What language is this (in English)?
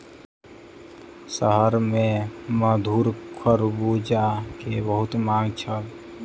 Maithili